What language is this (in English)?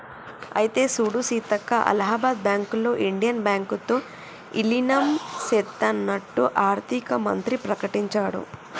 Telugu